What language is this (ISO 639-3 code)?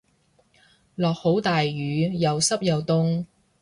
yue